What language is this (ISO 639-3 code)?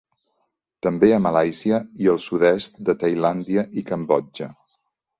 cat